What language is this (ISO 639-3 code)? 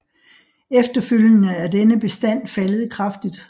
dan